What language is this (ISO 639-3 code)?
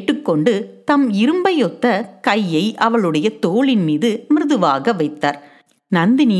tam